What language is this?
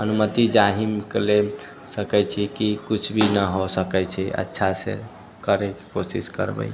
Maithili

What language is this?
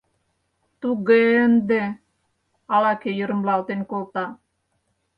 Mari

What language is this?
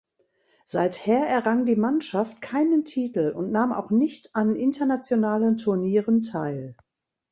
German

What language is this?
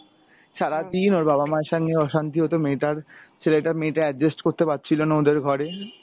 Bangla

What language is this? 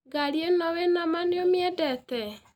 Kikuyu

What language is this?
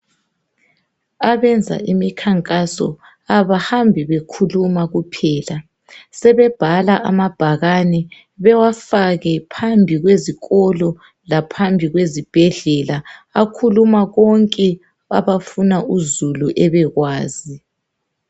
North Ndebele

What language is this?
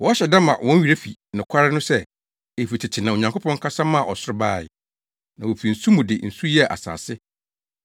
Akan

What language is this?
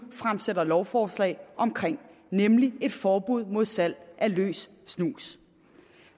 Danish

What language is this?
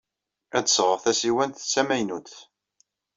Kabyle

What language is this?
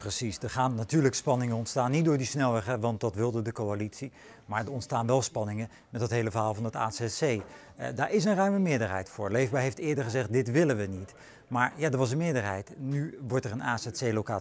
Dutch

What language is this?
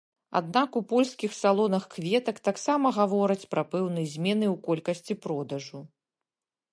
Belarusian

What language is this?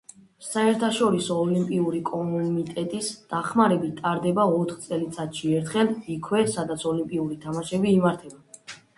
Georgian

